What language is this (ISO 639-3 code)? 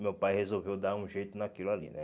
por